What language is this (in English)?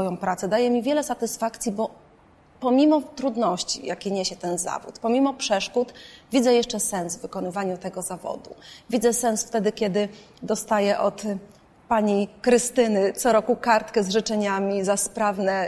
Polish